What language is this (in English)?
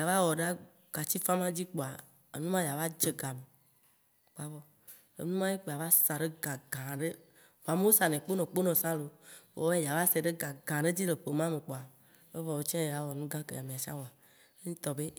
Waci Gbe